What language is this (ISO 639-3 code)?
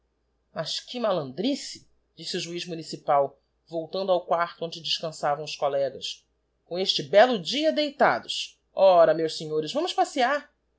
por